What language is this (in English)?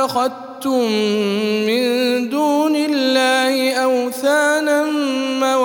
Arabic